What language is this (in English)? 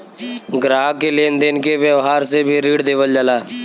Bhojpuri